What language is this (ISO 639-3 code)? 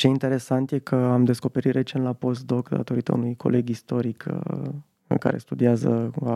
ron